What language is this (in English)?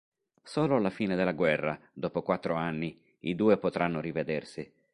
Italian